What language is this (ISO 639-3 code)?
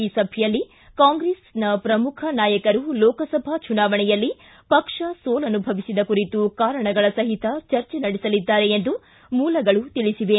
kan